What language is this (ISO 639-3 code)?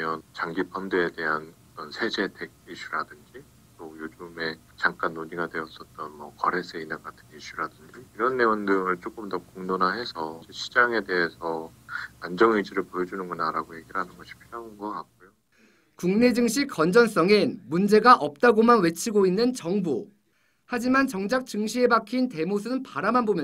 kor